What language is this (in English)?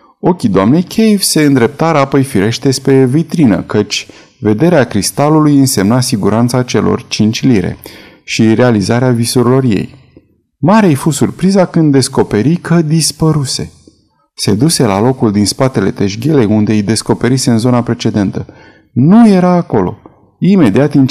Romanian